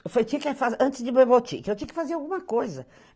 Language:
Portuguese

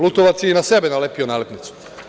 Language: Serbian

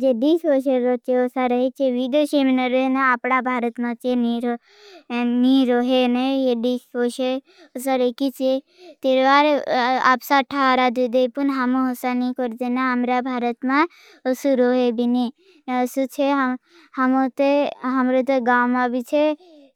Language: Bhili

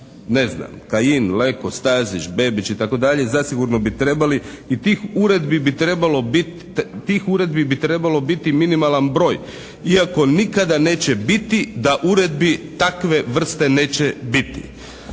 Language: Croatian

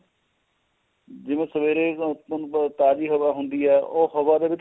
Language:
Punjabi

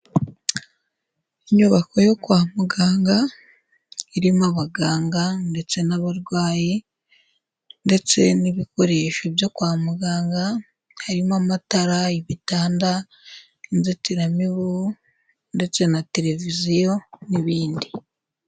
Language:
Kinyarwanda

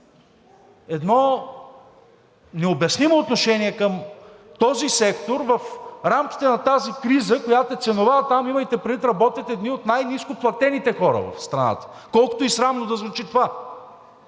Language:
Bulgarian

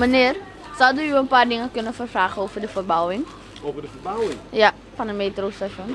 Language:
Dutch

